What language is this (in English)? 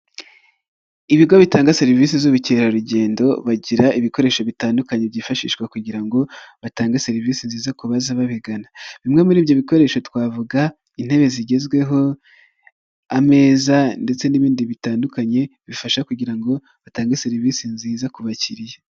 Kinyarwanda